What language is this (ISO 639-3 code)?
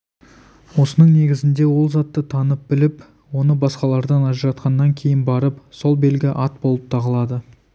kaz